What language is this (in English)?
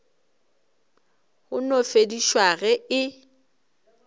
Northern Sotho